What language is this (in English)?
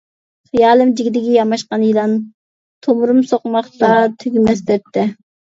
Uyghur